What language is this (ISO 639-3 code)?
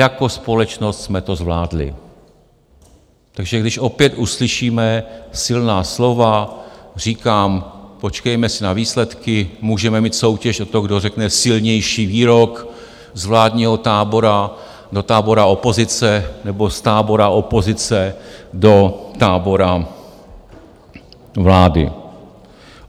ces